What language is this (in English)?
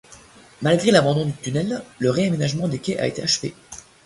French